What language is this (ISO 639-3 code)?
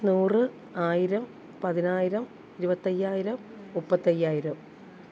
mal